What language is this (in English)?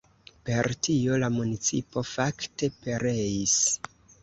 Esperanto